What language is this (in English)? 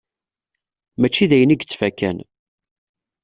Kabyle